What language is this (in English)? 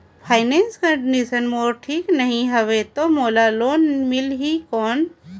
Chhattisgarhi